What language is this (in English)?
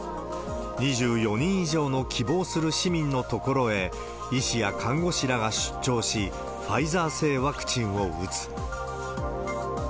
Japanese